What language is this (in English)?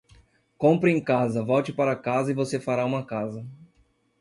Portuguese